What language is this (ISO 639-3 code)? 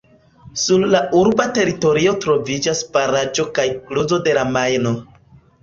epo